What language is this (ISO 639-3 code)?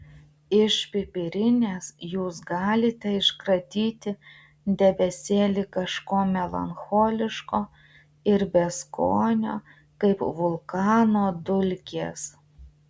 lit